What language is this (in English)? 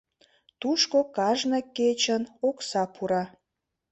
Mari